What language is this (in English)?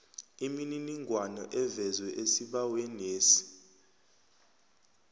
South Ndebele